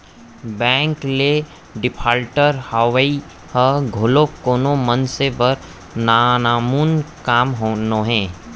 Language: Chhattisgarhi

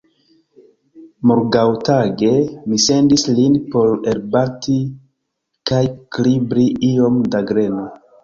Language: Esperanto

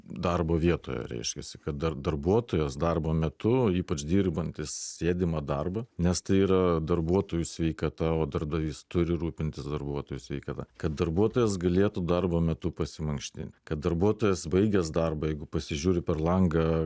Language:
Lithuanian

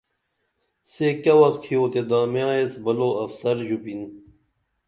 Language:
Dameli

